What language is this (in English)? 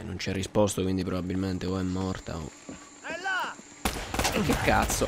Italian